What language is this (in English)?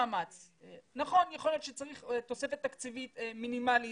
Hebrew